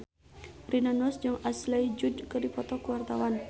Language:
Sundanese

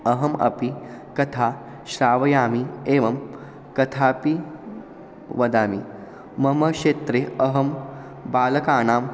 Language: Sanskrit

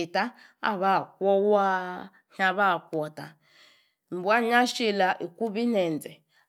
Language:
Yace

